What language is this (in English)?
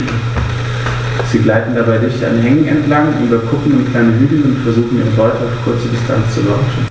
German